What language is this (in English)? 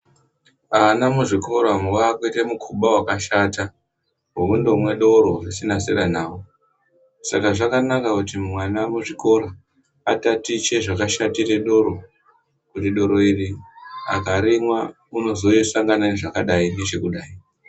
Ndau